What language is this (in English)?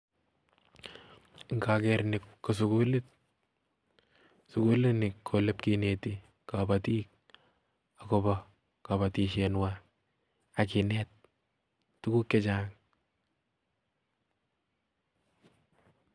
Kalenjin